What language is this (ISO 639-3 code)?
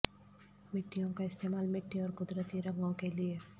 urd